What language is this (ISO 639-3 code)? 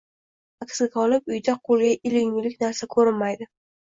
uzb